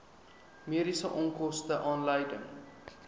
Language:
Afrikaans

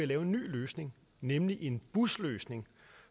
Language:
Danish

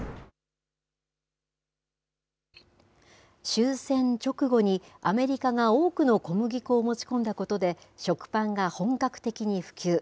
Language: Japanese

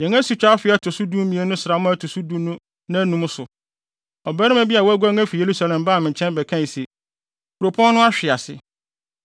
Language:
Akan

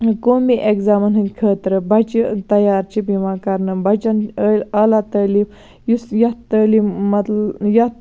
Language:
Kashmiri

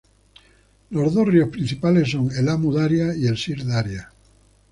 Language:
Spanish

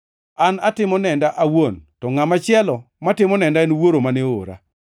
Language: Luo (Kenya and Tanzania)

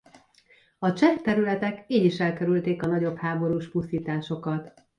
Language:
Hungarian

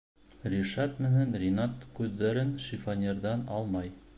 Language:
Bashkir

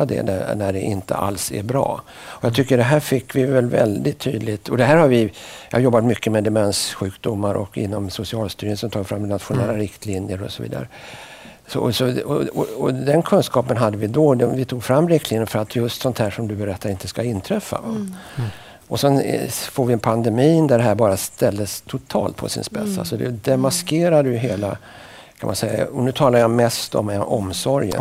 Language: Swedish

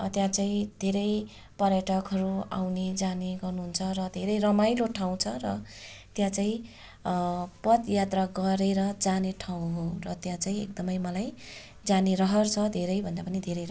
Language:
Nepali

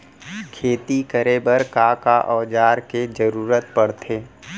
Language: Chhattisgarhi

